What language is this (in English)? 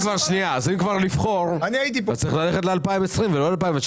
Hebrew